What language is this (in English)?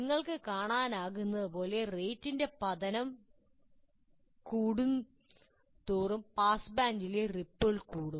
Malayalam